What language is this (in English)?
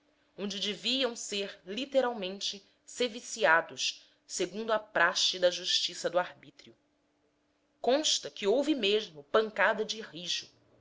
Portuguese